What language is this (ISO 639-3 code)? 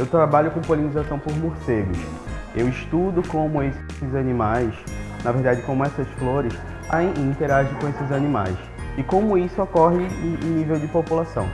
por